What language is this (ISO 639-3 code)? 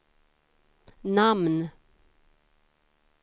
swe